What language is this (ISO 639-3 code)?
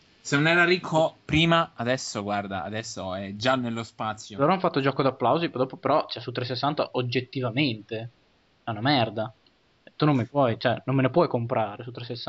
ita